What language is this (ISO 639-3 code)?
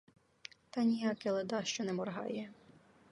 ukr